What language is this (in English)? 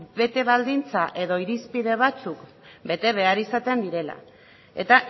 Basque